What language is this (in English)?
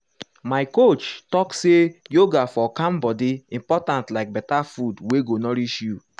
Nigerian Pidgin